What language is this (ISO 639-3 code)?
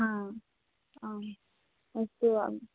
san